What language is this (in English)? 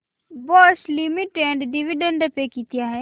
Marathi